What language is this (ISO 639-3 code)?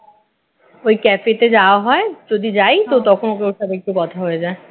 ben